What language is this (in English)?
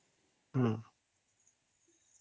Odia